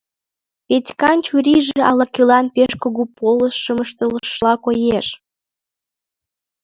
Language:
Mari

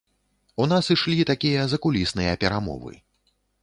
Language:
Belarusian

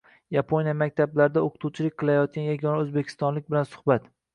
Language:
Uzbek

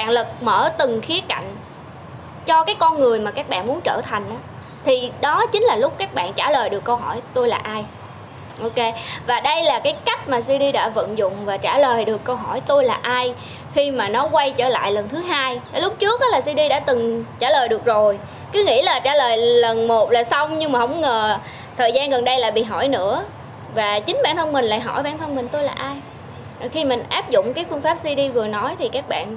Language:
Vietnamese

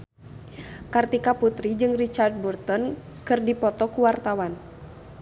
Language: Sundanese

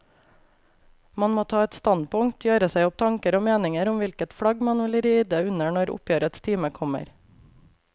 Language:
Norwegian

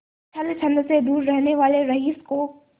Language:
Hindi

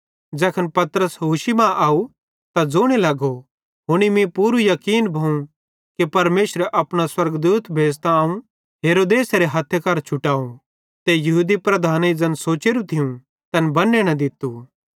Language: Bhadrawahi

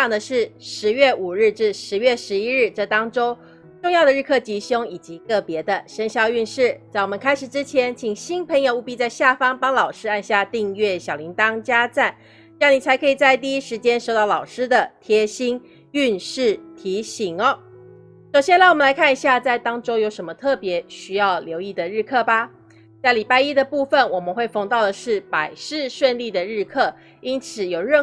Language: Chinese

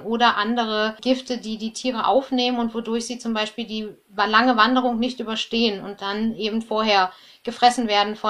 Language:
German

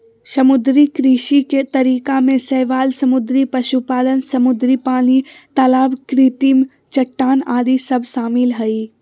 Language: Magahi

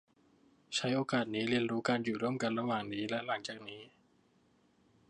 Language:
Thai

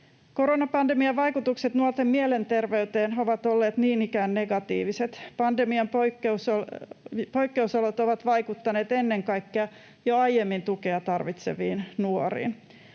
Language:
Finnish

